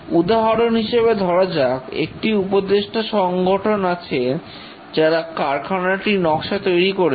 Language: Bangla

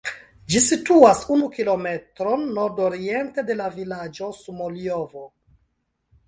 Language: Esperanto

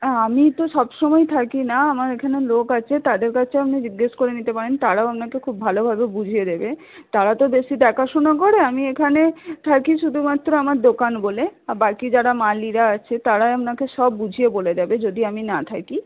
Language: Bangla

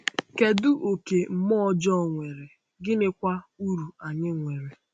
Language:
Igbo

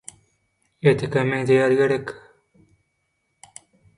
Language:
Turkmen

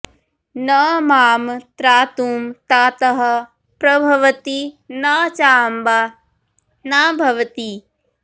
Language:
Sanskrit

